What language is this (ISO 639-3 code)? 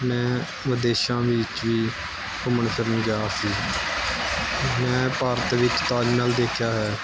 pan